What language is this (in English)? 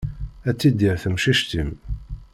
Kabyle